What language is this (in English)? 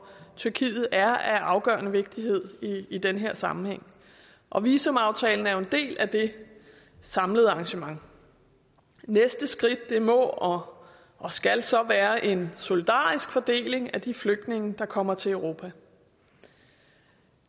Danish